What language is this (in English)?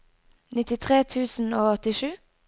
Norwegian